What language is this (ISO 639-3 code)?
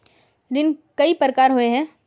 mag